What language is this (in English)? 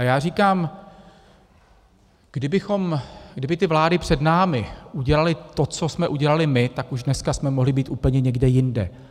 Czech